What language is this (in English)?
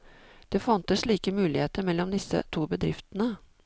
Norwegian